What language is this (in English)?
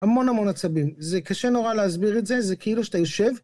Hebrew